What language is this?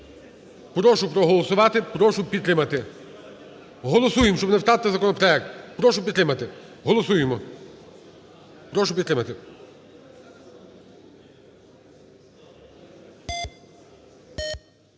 Ukrainian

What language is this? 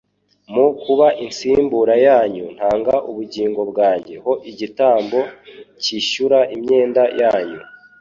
Kinyarwanda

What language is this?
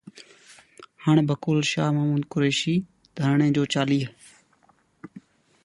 Sindhi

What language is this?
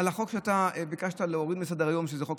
Hebrew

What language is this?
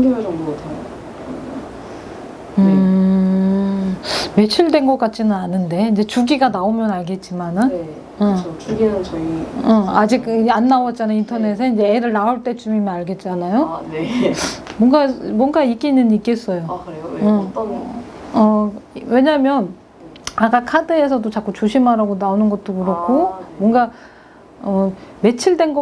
Korean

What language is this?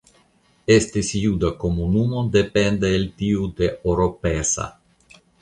Esperanto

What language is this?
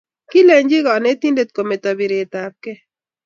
Kalenjin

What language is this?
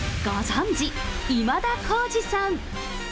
Japanese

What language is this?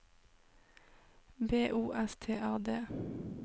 Norwegian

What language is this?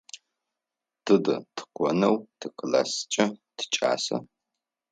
Adyghe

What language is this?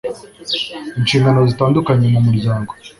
Kinyarwanda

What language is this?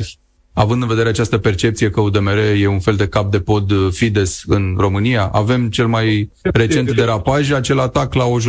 Romanian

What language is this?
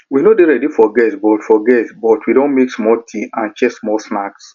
Nigerian Pidgin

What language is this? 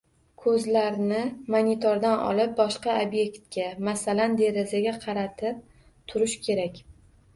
Uzbek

